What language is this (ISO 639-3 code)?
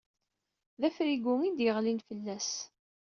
kab